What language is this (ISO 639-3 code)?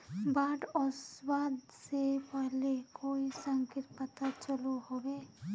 mag